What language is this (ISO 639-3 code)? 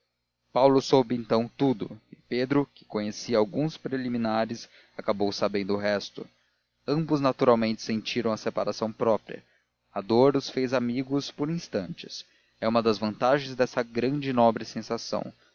por